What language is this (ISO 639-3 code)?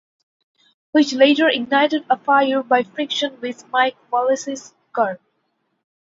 eng